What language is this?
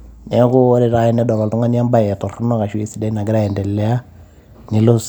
Masai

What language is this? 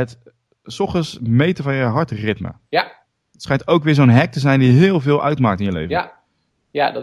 Dutch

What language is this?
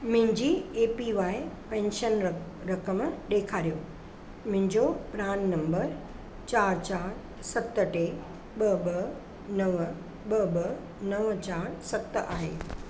Sindhi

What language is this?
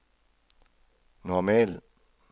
Danish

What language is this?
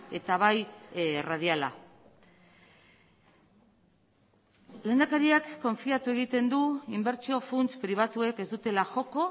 Basque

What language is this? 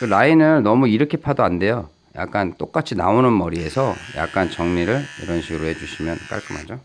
Korean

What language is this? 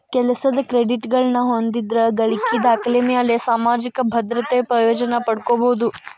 Kannada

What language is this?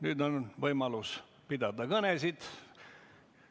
Estonian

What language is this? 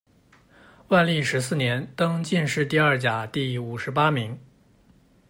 Chinese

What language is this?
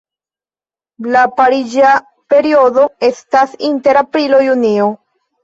Esperanto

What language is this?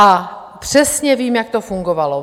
Czech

